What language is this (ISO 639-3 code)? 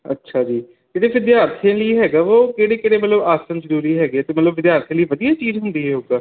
pan